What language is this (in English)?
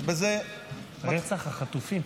Hebrew